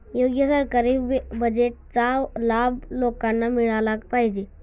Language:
Marathi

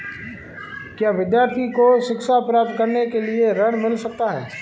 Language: Hindi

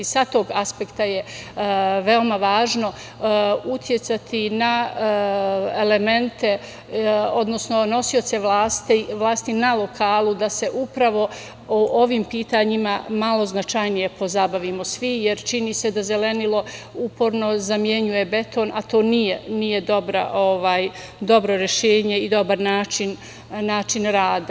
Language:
Serbian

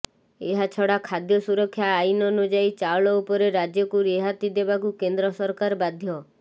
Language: Odia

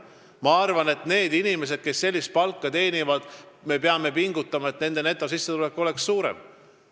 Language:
Estonian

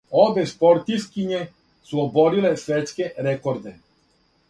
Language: Serbian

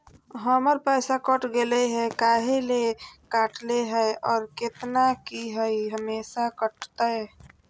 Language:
Magahi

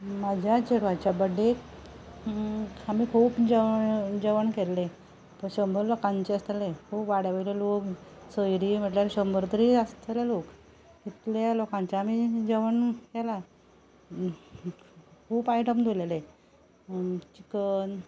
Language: Konkani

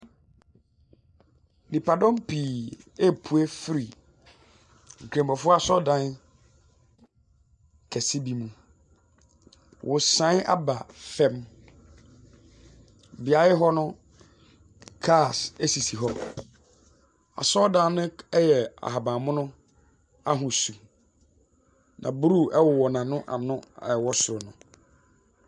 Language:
Akan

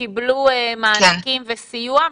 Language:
Hebrew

